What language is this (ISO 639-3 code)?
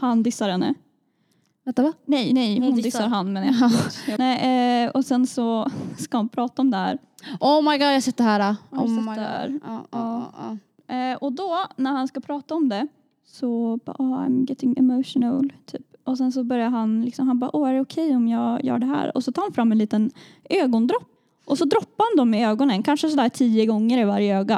swe